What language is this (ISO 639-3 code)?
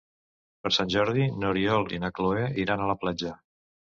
cat